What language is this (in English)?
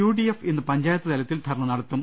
Malayalam